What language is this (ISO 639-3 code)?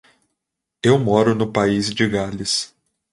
por